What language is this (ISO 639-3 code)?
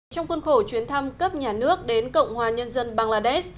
vie